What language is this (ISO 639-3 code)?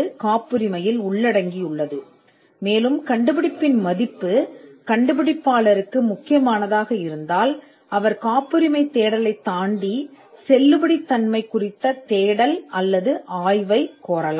tam